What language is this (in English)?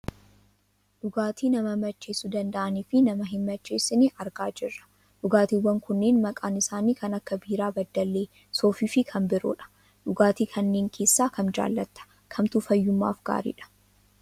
Oromo